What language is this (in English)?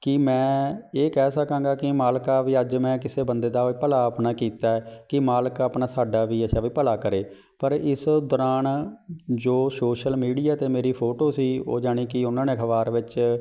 Punjabi